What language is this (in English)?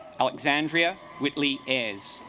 English